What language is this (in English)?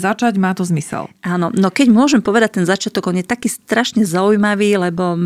Slovak